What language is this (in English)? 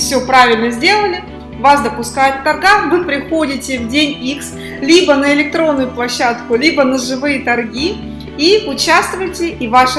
Russian